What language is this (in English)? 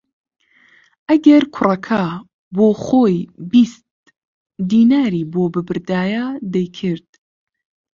Central Kurdish